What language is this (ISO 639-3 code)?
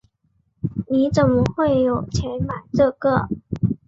zho